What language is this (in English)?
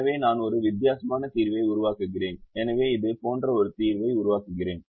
Tamil